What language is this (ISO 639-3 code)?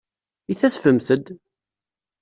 kab